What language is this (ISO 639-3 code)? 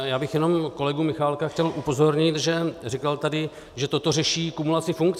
ces